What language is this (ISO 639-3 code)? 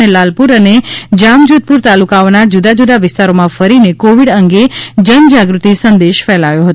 guj